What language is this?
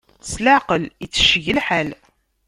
Kabyle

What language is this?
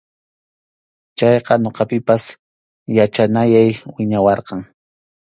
Arequipa-La Unión Quechua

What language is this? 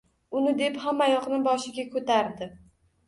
Uzbek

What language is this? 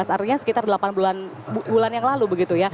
Indonesian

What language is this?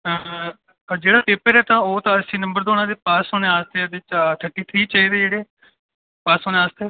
Dogri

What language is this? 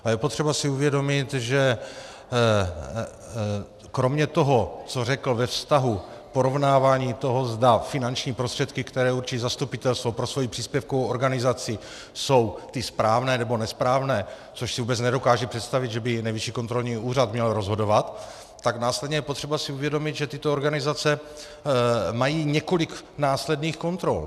Czech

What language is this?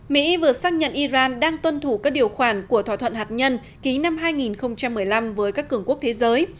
Vietnamese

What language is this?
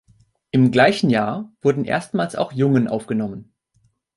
German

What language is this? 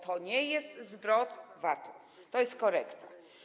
Polish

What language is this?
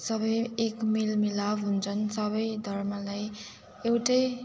Nepali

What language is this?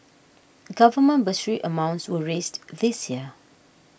English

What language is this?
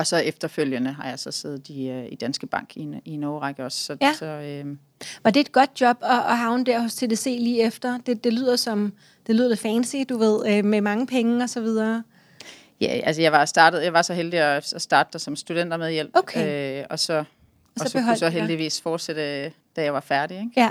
Danish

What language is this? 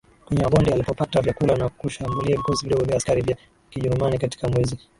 Swahili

